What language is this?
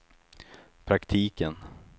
Swedish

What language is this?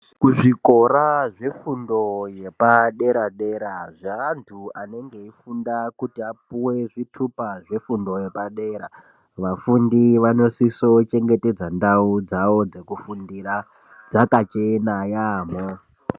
Ndau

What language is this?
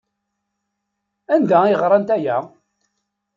Kabyle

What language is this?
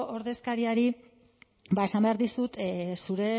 Basque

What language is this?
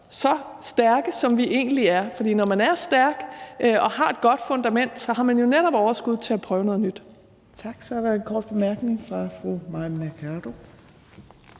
Danish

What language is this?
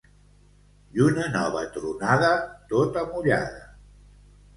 Catalan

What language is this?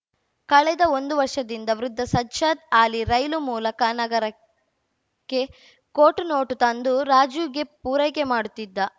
Kannada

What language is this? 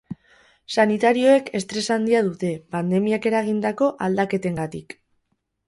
Basque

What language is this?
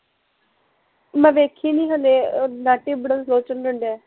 Punjabi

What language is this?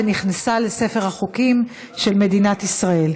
Hebrew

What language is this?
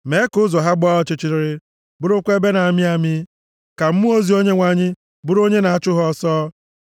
Igbo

